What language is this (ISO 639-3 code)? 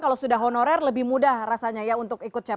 ind